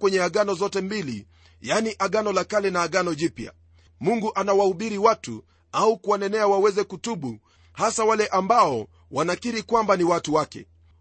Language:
Swahili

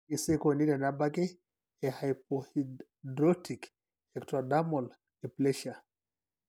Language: Masai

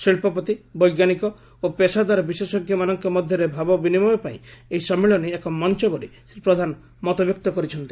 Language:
Odia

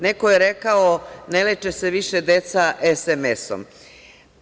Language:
Serbian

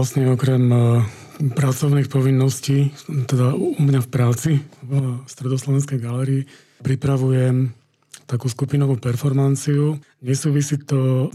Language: Slovak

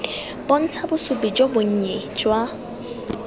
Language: Tswana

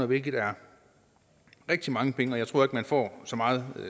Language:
Danish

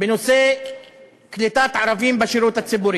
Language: Hebrew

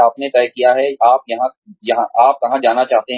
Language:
Hindi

